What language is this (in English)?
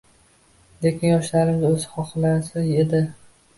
Uzbek